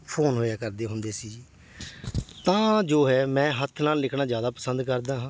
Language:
Punjabi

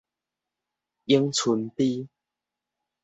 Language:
Min Nan Chinese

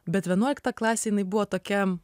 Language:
Lithuanian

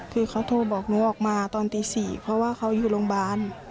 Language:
Thai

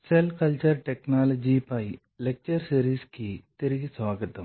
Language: Telugu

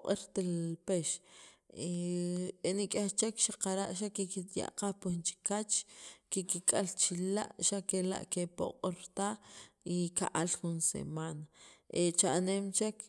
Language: Sacapulteco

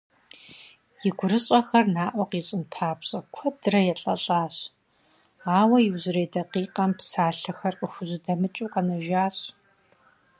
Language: Kabardian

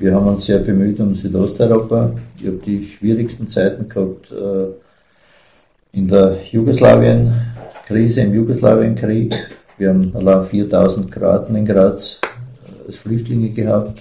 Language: German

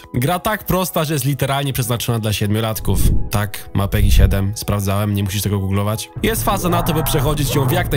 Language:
Polish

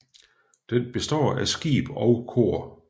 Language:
Danish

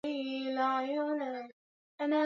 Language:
Swahili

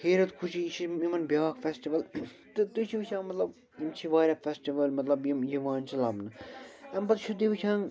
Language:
Kashmiri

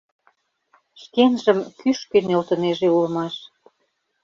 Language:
Mari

